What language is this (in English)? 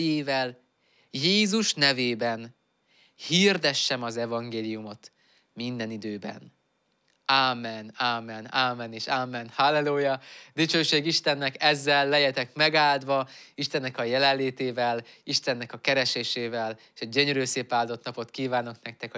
Hungarian